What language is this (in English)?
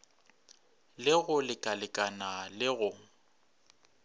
Northern Sotho